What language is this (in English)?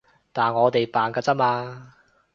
Cantonese